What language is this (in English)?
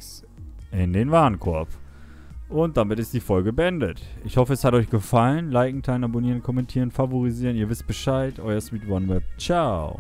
German